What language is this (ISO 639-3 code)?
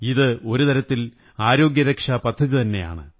mal